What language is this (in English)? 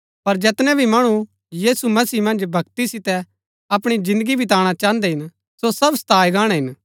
Gaddi